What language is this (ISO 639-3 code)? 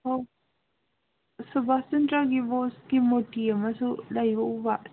mni